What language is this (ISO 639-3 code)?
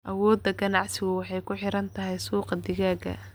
som